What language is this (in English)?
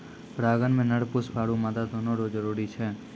Maithili